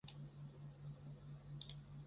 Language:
Chinese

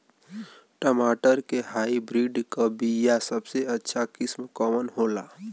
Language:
Bhojpuri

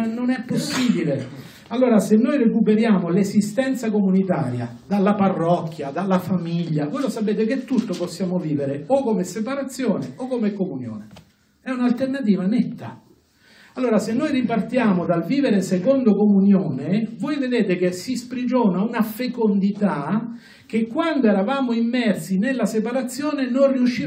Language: Italian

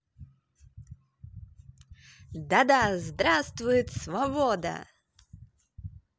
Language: Russian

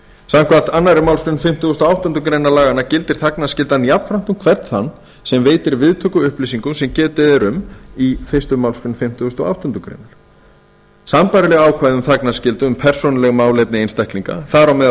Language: Icelandic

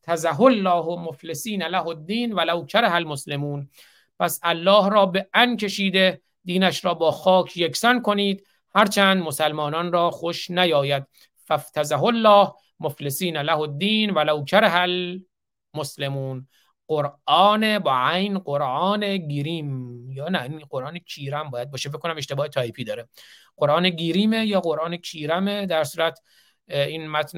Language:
Persian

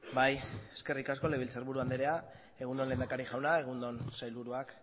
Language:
Basque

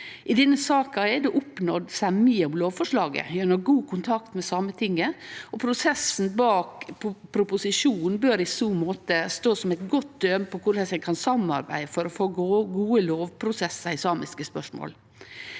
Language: Norwegian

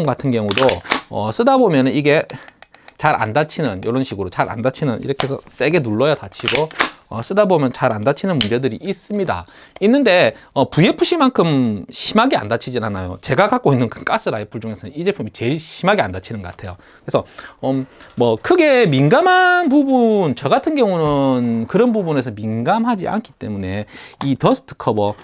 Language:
Korean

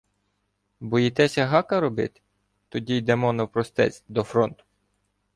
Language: Ukrainian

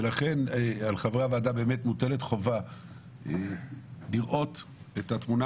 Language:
Hebrew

